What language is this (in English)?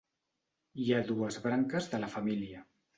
Catalan